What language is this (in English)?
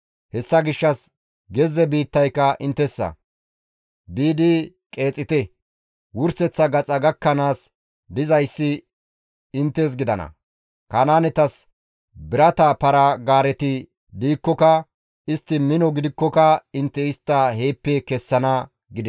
Gamo